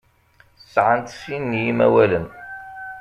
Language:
Kabyle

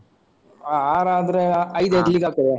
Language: Kannada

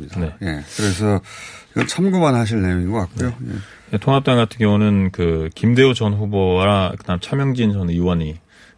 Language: Korean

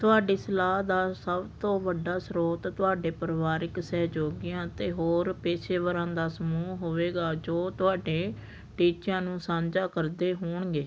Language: Punjabi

